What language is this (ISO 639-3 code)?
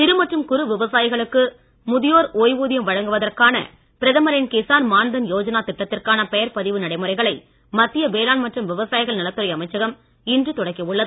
tam